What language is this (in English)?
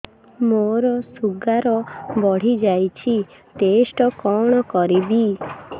Odia